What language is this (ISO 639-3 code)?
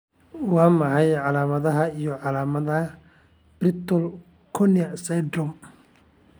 som